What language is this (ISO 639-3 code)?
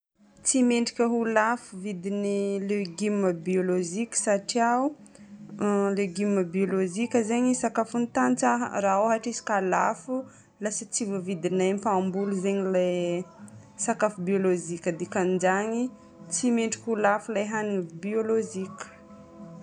bmm